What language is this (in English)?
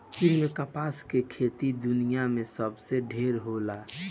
Bhojpuri